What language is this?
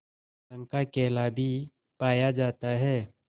Hindi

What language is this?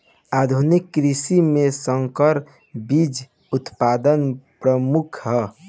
Bhojpuri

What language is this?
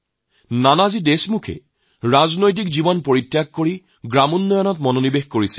Assamese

